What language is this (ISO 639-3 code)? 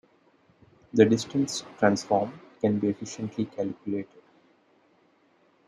eng